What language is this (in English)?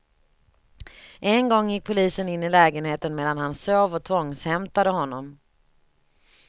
Swedish